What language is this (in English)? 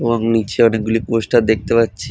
Bangla